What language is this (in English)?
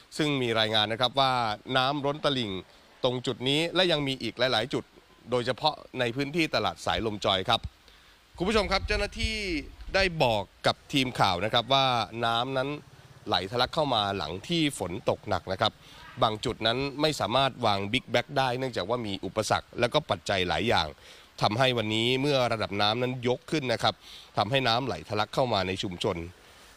Thai